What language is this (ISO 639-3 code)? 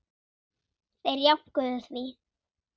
isl